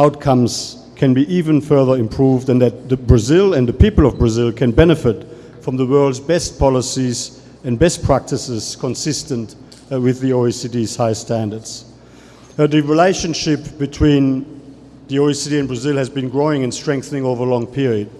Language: Portuguese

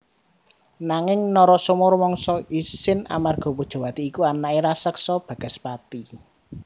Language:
Javanese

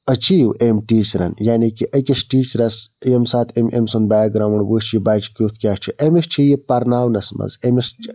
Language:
Kashmiri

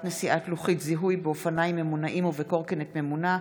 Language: Hebrew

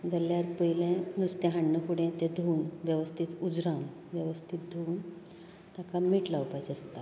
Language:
Konkani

